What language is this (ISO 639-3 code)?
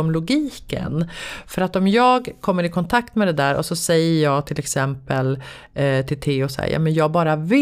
swe